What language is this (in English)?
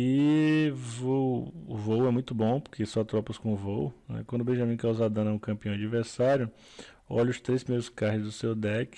Portuguese